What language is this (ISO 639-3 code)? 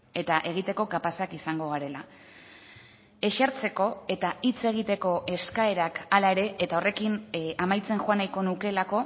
eus